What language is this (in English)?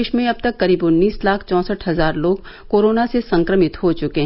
Hindi